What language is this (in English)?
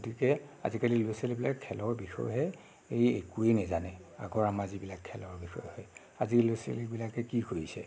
Assamese